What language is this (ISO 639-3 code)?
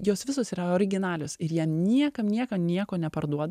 lit